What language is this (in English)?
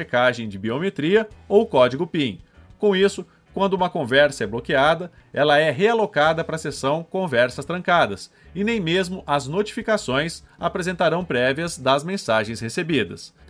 Portuguese